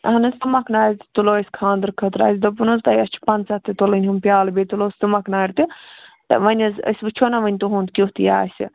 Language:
Kashmiri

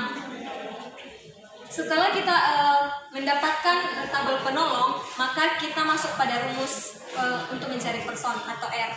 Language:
Indonesian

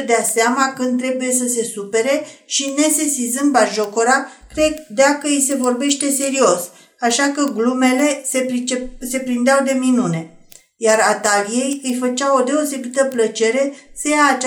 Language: Romanian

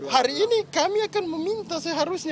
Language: Indonesian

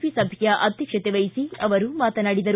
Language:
Kannada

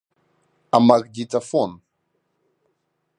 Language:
Abkhazian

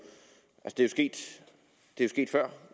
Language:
Danish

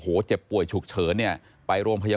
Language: Thai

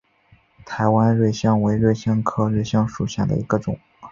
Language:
Chinese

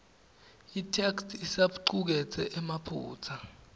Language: Swati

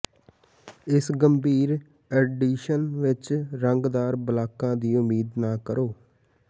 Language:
Punjabi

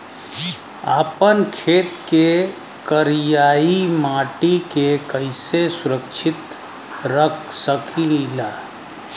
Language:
Bhojpuri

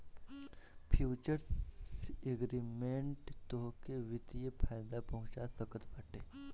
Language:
Bhojpuri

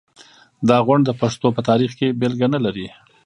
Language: Pashto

